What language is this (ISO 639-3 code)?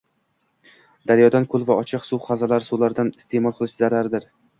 uzb